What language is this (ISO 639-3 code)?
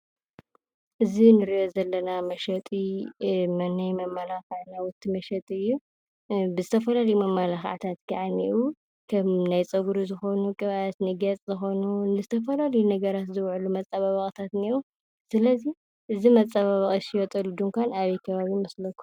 tir